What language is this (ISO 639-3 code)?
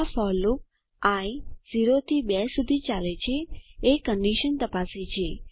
guj